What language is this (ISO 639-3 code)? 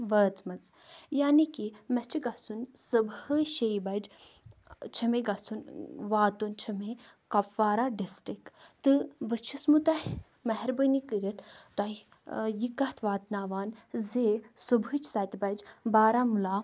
kas